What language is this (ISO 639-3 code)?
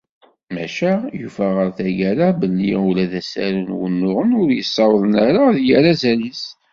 kab